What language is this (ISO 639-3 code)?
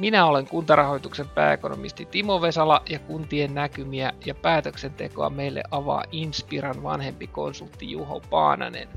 fin